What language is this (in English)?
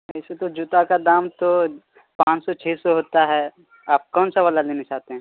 Urdu